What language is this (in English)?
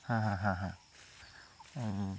Assamese